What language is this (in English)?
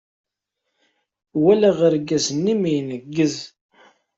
Kabyle